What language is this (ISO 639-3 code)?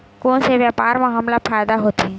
hne